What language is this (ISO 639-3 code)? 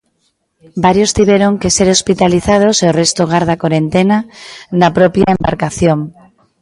glg